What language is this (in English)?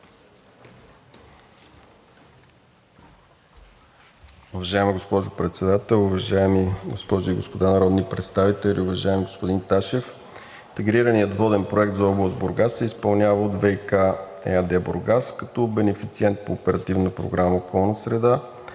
Bulgarian